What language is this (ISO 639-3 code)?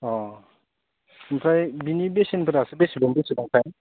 brx